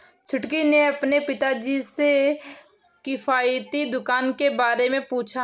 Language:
Hindi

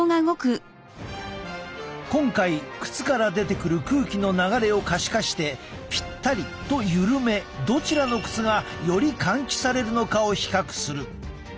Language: Japanese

